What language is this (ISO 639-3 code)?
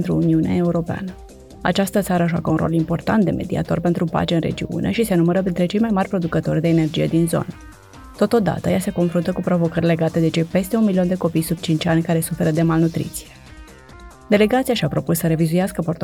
ron